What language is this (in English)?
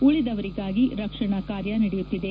Kannada